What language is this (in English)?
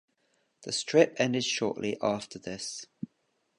English